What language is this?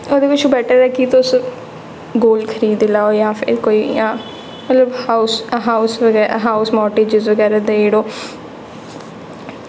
Dogri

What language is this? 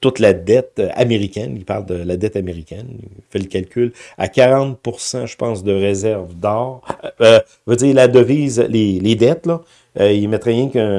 French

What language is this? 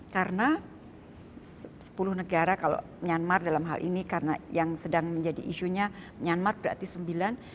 Indonesian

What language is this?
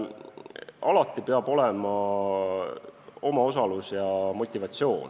Estonian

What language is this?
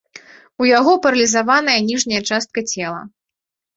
Belarusian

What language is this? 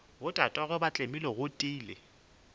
Northern Sotho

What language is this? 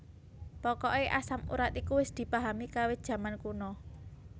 Javanese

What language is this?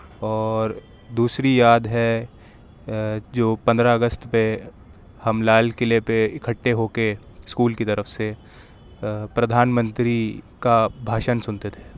Urdu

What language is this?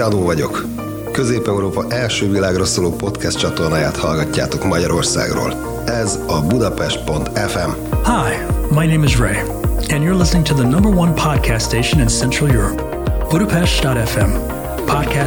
Hungarian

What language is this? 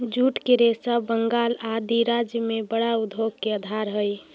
Magahi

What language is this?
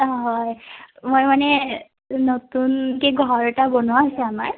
Assamese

